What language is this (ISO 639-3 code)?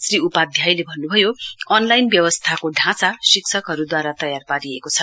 nep